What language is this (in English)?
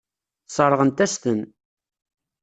Kabyle